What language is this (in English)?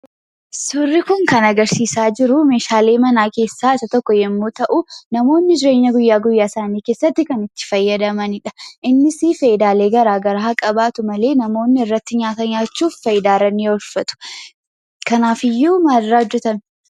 Oromo